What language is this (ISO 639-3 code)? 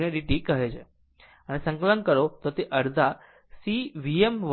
guj